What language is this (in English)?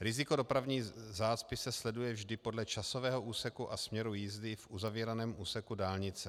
Czech